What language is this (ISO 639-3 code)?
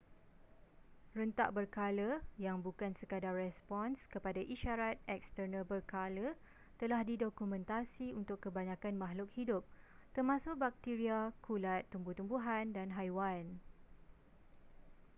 msa